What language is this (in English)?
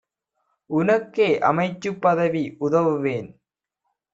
Tamil